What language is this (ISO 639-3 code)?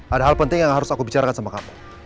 ind